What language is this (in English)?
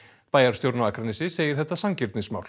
Icelandic